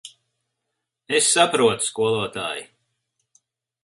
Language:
Latvian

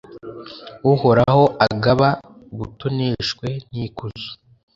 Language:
Kinyarwanda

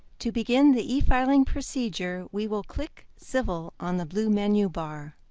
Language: English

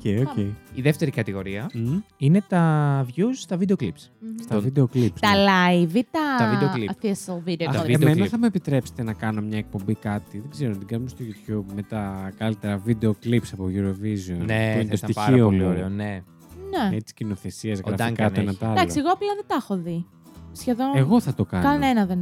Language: Greek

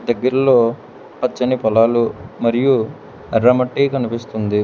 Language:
Telugu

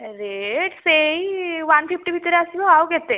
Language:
Odia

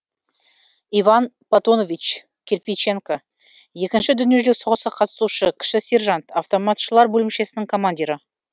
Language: Kazakh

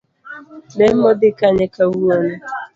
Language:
Luo (Kenya and Tanzania)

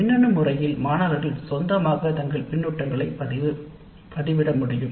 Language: Tamil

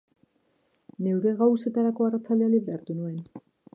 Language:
Basque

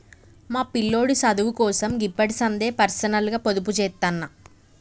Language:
Telugu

